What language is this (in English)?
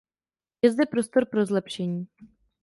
Czech